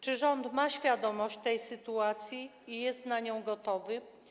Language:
Polish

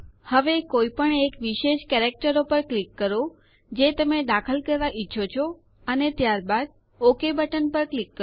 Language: Gujarati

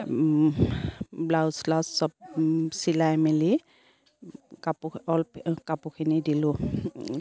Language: Assamese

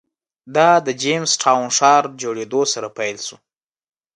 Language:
Pashto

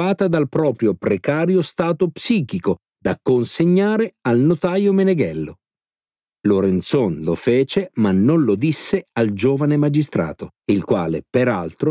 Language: Italian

